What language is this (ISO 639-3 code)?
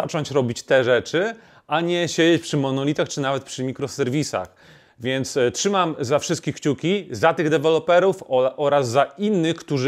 pol